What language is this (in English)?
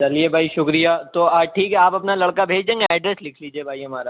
Urdu